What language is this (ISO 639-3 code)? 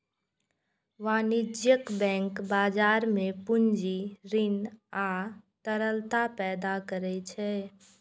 mai